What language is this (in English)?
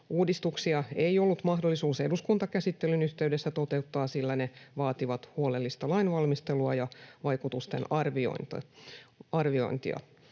Finnish